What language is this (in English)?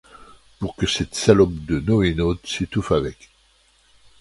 French